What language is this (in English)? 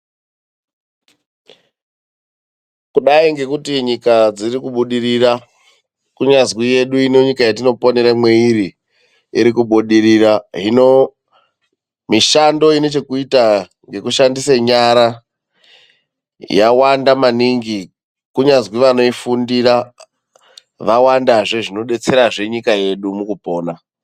Ndau